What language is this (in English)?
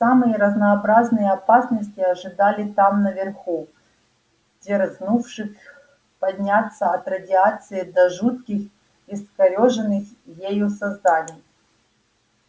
Russian